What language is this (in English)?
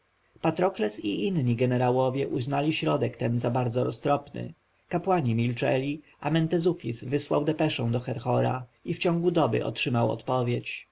Polish